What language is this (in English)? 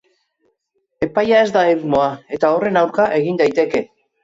Basque